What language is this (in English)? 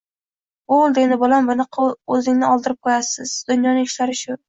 Uzbek